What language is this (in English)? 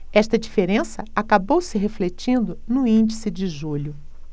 Portuguese